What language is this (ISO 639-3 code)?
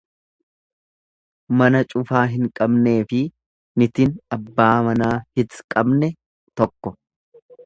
orm